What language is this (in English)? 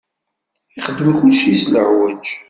Kabyle